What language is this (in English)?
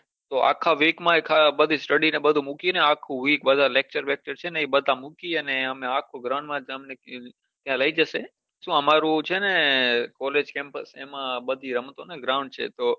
Gujarati